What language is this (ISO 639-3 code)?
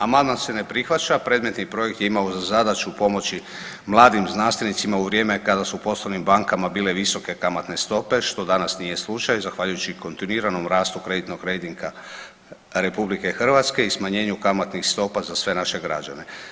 hrv